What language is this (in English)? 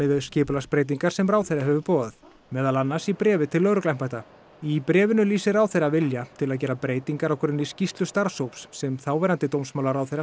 Icelandic